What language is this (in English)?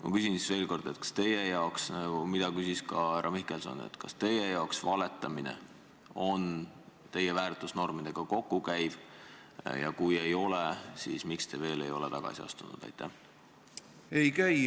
Estonian